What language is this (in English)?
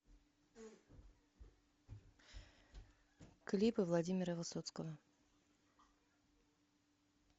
Russian